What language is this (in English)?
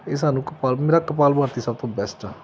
Punjabi